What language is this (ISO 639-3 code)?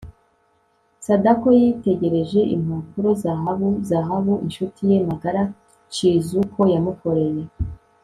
kin